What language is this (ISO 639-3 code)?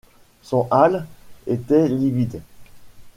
fra